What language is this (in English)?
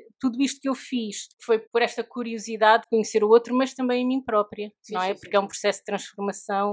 Portuguese